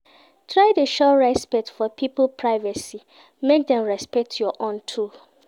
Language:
Nigerian Pidgin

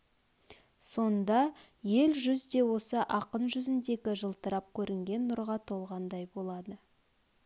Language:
Kazakh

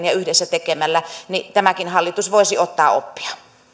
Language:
Finnish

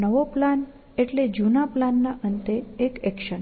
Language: Gujarati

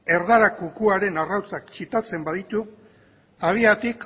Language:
Basque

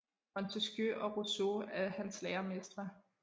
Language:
Danish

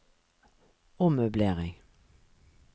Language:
Norwegian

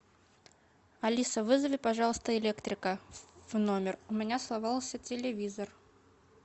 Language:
Russian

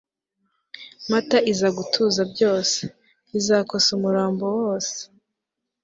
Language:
Kinyarwanda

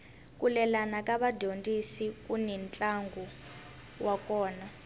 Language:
Tsonga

